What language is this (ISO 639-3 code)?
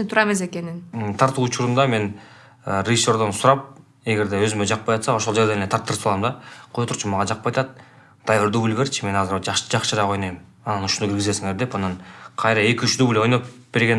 tur